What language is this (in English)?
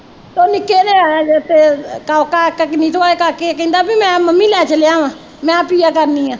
Punjabi